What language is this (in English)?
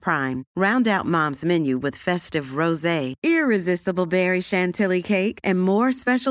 Urdu